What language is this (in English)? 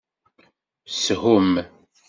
Kabyle